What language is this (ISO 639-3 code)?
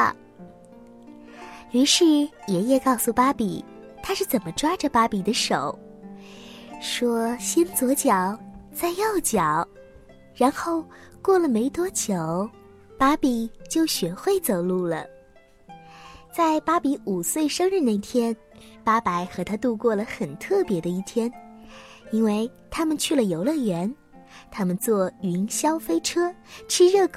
zho